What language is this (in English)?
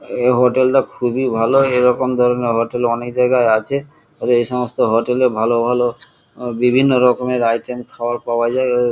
Bangla